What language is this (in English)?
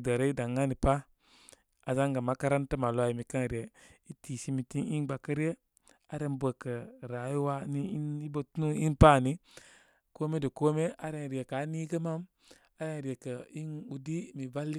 Koma